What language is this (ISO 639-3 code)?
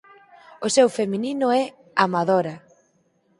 glg